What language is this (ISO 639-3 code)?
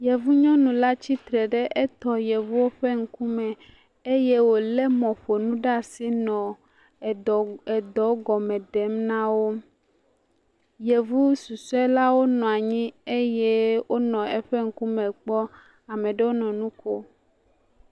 ewe